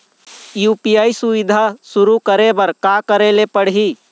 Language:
Chhattisgarhi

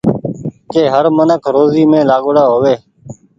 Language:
Goaria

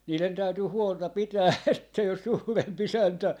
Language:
Finnish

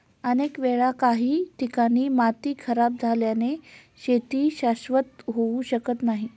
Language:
Marathi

